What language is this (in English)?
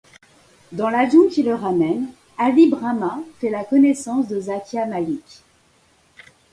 French